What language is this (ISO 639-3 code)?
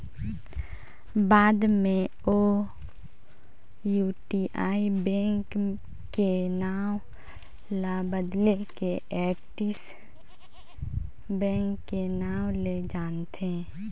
hne